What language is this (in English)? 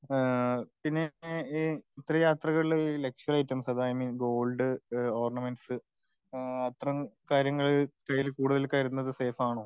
Malayalam